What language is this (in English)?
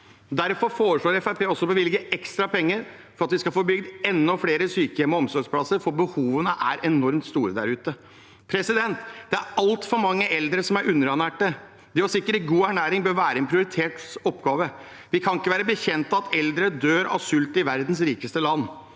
Norwegian